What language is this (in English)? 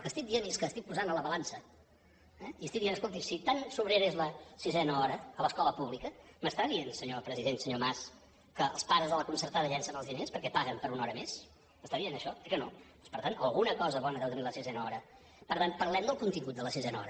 Catalan